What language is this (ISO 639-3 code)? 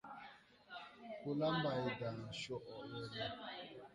tui